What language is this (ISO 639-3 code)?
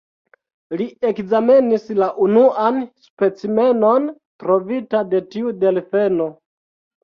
epo